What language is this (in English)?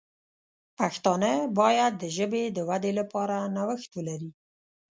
Pashto